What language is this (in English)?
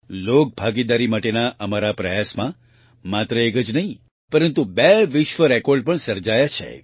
Gujarati